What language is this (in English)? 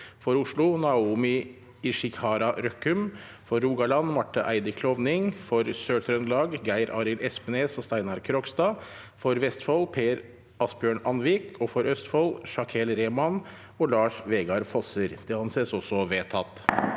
Norwegian